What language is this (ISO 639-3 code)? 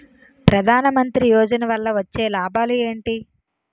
tel